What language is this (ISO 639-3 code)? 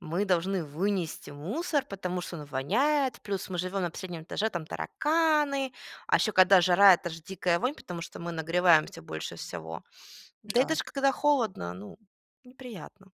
rus